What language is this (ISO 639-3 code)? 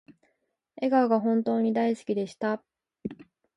jpn